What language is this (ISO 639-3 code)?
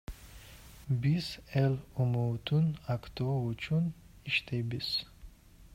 kir